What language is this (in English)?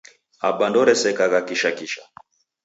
Taita